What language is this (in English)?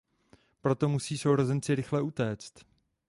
Czech